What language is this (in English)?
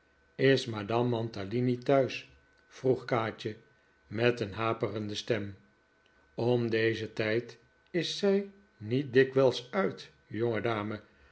Dutch